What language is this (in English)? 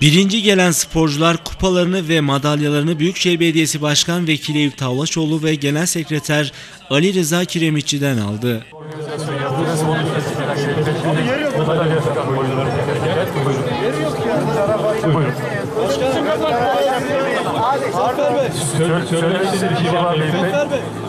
Turkish